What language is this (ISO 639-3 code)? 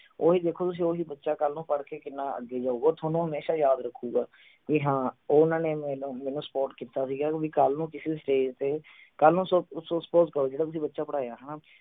pan